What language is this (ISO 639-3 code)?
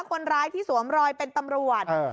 tha